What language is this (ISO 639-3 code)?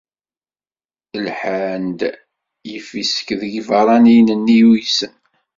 kab